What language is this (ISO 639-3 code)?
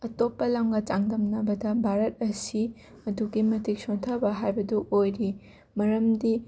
mni